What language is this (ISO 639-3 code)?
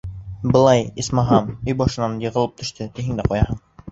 bak